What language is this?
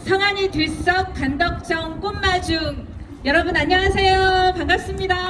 Korean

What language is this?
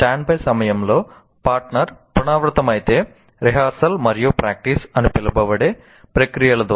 Telugu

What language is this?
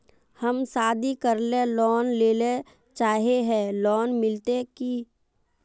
Magahi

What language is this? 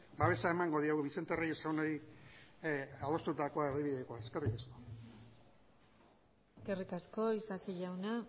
Basque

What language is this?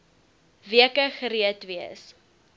Afrikaans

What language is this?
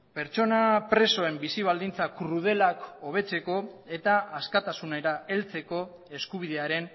Basque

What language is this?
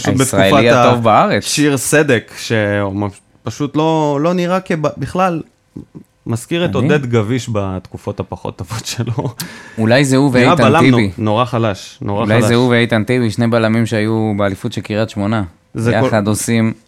Hebrew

